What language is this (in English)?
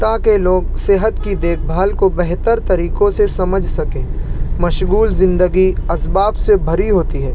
Urdu